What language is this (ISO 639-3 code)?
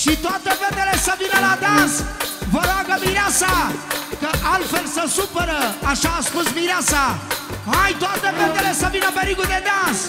ron